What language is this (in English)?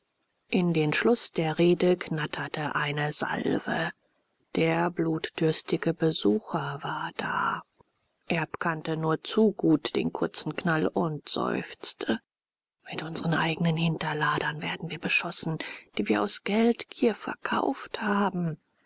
German